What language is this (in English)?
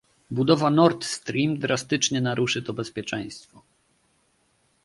Polish